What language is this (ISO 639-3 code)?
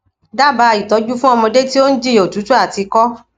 yor